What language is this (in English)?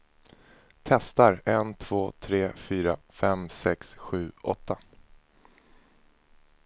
Swedish